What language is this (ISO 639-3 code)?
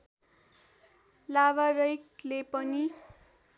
nep